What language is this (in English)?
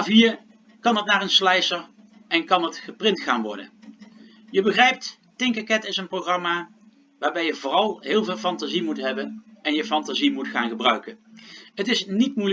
Dutch